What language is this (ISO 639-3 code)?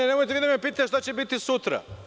srp